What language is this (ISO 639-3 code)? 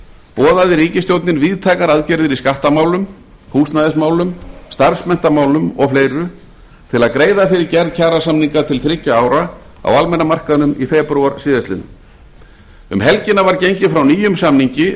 isl